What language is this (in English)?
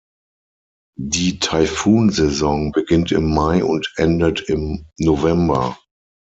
German